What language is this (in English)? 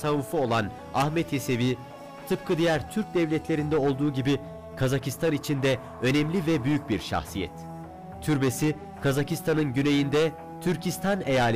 Turkish